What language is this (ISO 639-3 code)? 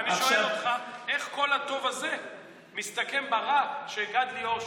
heb